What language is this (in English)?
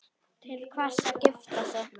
Icelandic